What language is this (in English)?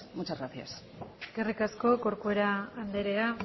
Basque